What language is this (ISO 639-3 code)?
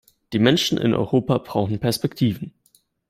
deu